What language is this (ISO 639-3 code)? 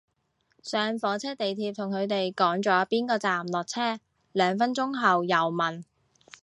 yue